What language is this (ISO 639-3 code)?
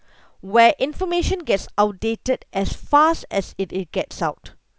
eng